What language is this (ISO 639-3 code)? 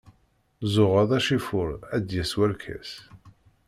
kab